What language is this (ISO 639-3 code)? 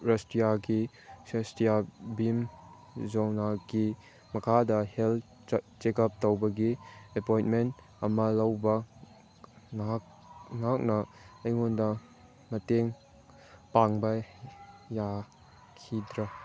mni